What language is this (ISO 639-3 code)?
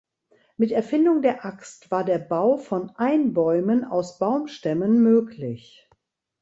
deu